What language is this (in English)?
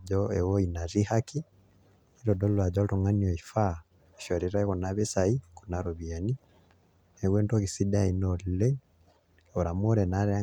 Masai